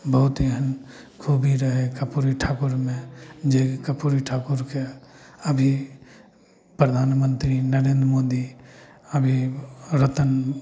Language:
Maithili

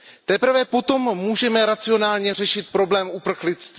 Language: Czech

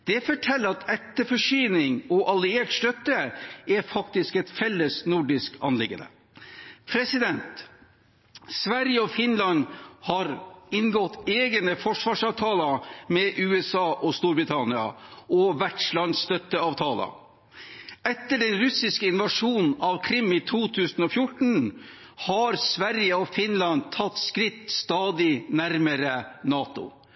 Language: Norwegian Bokmål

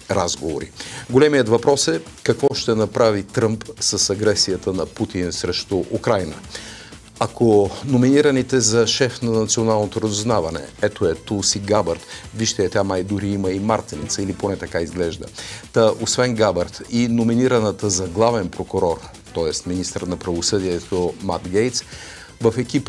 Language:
Bulgarian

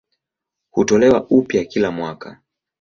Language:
Swahili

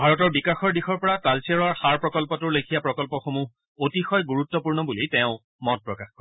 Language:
Assamese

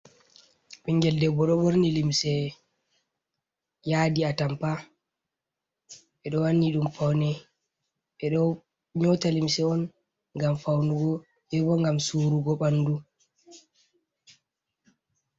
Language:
Fula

